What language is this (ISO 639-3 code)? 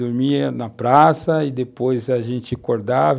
por